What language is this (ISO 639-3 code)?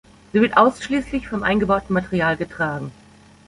deu